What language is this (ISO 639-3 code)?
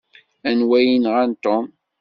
kab